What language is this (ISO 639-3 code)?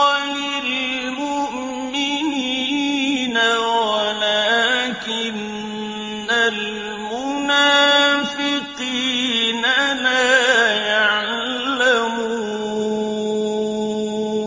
ara